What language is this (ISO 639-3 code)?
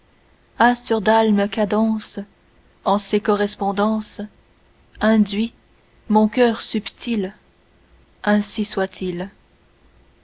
fra